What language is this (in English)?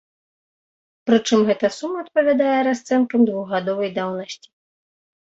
Belarusian